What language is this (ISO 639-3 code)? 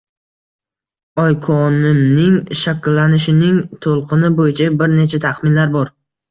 uzb